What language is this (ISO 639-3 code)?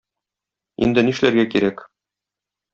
tat